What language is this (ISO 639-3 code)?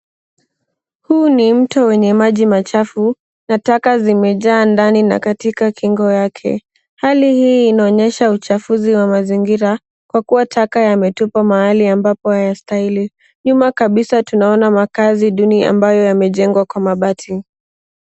swa